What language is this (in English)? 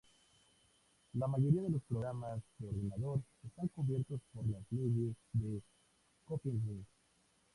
Spanish